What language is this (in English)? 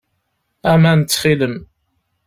Kabyle